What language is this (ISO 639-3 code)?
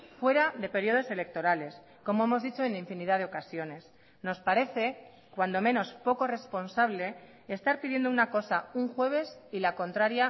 spa